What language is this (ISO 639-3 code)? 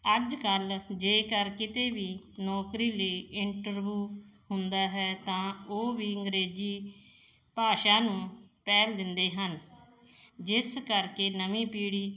pan